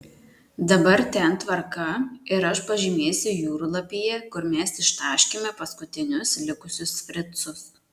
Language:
Lithuanian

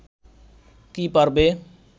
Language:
Bangla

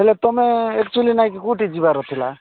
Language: Odia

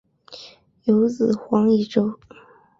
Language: Chinese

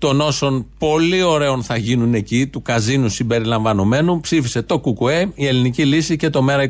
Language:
Greek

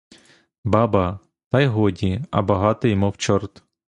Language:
Ukrainian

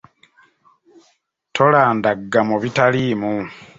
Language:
Ganda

